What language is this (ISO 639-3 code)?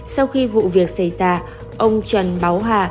vie